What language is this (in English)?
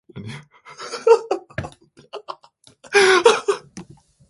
Korean